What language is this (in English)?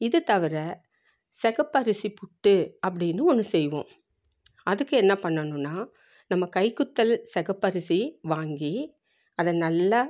Tamil